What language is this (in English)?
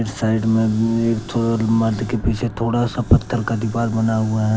Hindi